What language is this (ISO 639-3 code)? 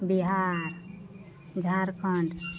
mai